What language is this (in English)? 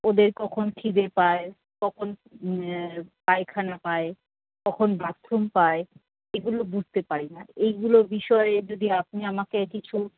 Bangla